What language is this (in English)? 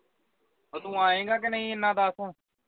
Punjabi